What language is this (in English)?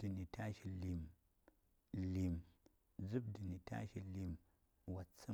Saya